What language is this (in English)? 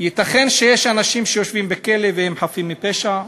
Hebrew